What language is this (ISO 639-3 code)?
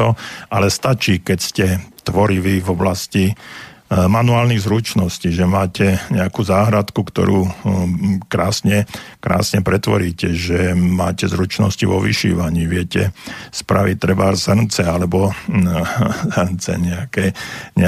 slk